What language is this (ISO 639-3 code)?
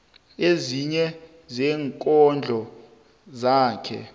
nbl